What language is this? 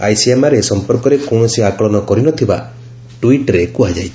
Odia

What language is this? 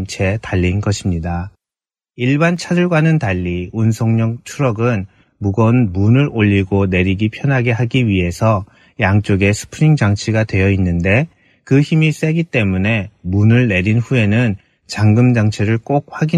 Korean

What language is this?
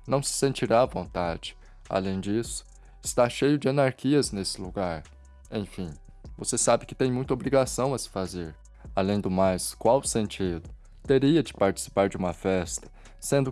Portuguese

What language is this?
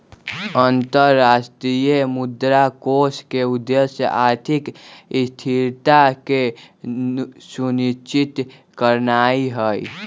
Magahi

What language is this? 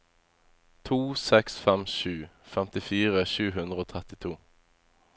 Norwegian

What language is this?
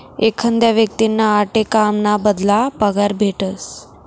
Marathi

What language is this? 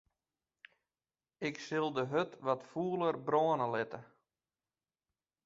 Western Frisian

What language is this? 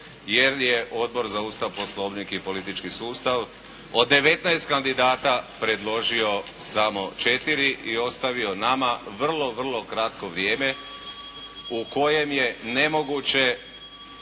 Croatian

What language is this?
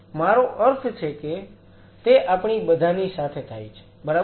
Gujarati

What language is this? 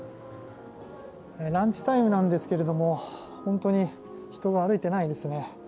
Japanese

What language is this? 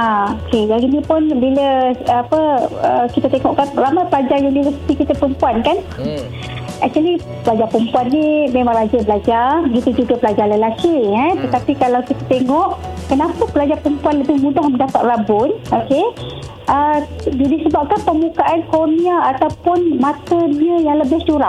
Malay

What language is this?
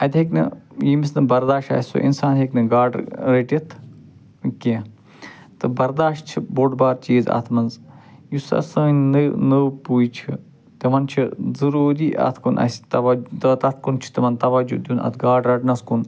Kashmiri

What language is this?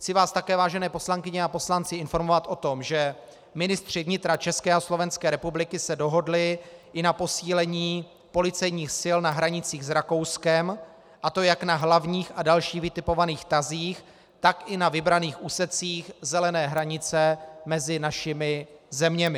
Czech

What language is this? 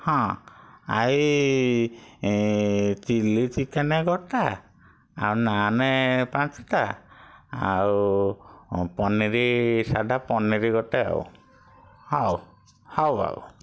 Odia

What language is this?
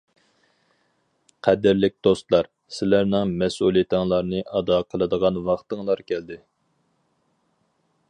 Uyghur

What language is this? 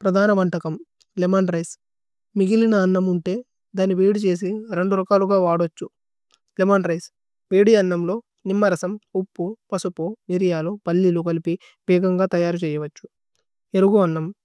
Tulu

